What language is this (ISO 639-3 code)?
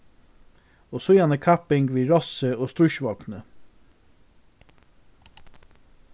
fao